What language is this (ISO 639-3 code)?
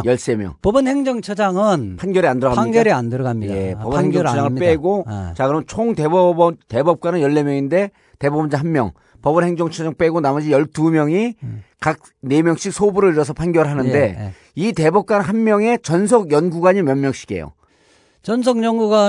kor